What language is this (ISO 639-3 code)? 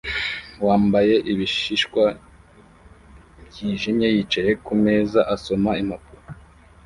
kin